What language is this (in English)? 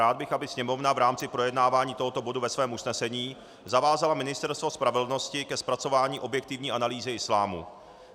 Czech